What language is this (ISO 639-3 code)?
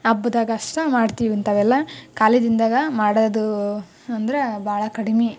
kan